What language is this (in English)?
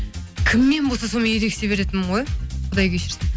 Kazakh